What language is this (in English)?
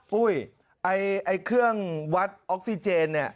Thai